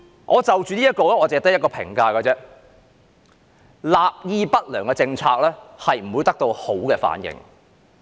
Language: Cantonese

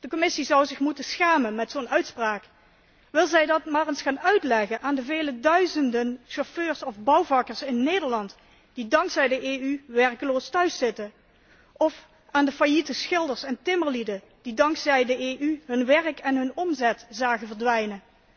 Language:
Dutch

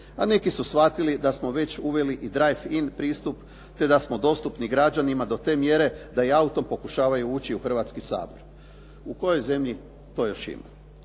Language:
Croatian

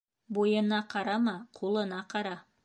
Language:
Bashkir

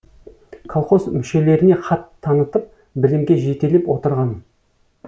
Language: Kazakh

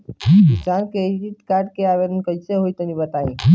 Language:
Bhojpuri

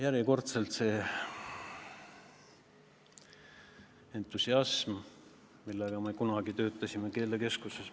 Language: Estonian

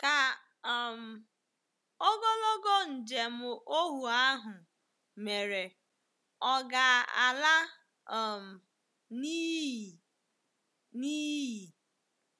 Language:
Igbo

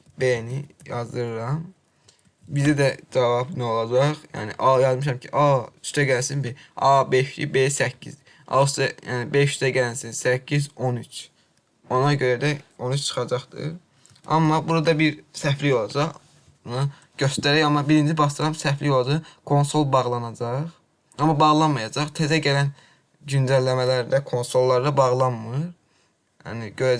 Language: Azerbaijani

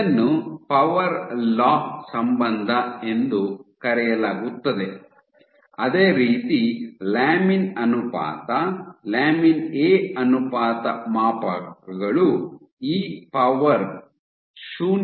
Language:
Kannada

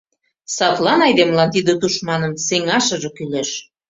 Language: Mari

